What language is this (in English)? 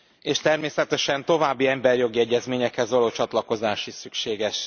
Hungarian